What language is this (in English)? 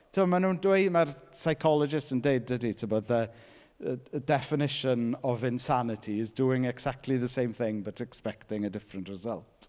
Welsh